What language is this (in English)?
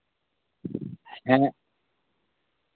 Santali